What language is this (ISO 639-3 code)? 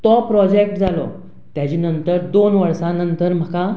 kok